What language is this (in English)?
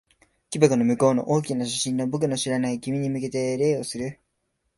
Japanese